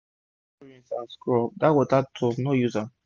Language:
Nigerian Pidgin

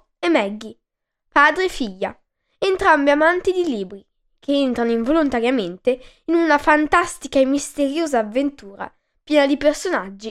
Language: Italian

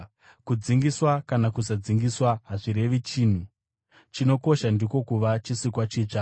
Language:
Shona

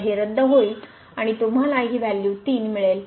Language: Marathi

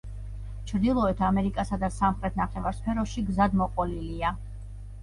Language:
Georgian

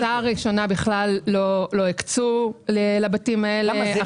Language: Hebrew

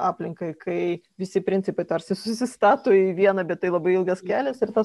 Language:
Lithuanian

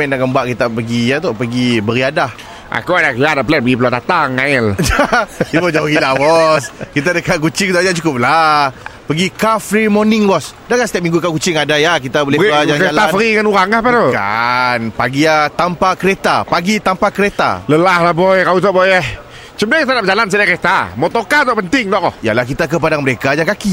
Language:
Malay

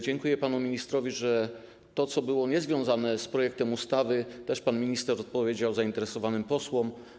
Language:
Polish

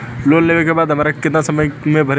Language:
Bhojpuri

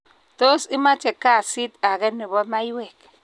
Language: Kalenjin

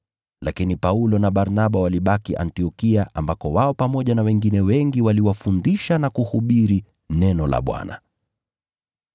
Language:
Swahili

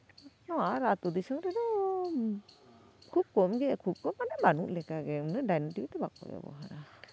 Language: Santali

